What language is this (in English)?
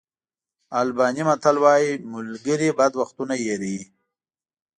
Pashto